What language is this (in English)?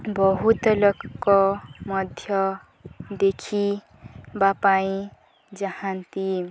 Odia